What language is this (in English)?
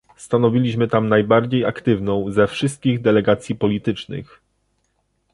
Polish